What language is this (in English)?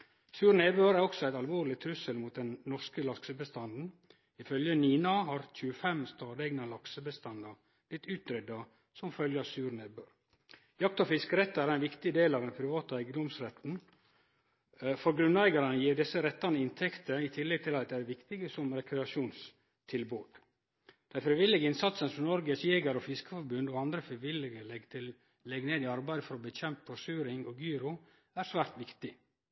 Norwegian Nynorsk